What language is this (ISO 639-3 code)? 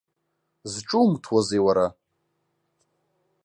abk